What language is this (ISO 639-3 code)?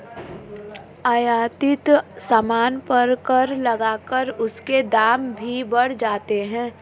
hin